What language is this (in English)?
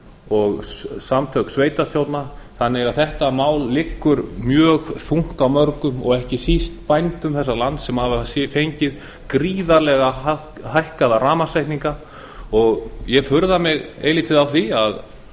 Icelandic